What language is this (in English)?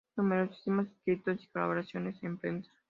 Spanish